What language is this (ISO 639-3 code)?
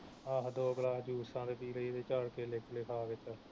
pan